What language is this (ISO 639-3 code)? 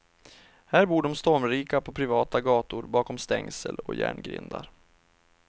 swe